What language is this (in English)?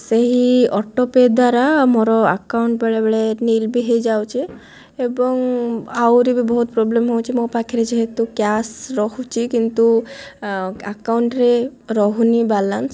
Odia